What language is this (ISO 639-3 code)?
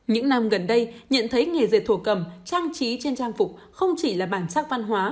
vie